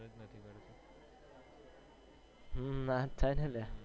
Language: Gujarati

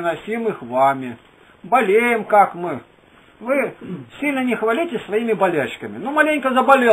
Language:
Russian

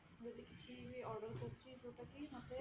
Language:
Odia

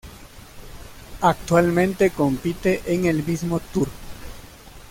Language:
Spanish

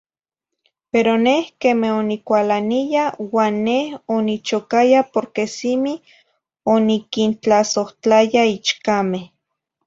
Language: Zacatlán-Ahuacatlán-Tepetzintla Nahuatl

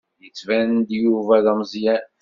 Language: Kabyle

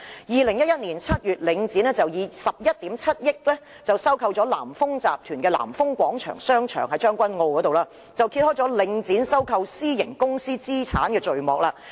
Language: Cantonese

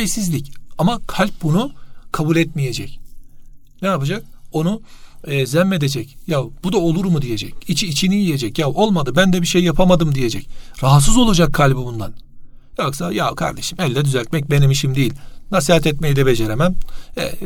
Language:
Turkish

